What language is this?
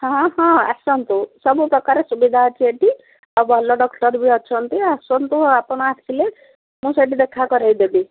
Odia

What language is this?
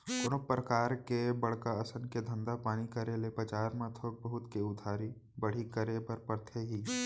Chhattisgarhi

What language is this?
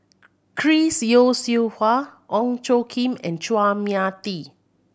English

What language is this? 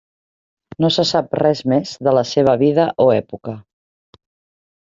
Catalan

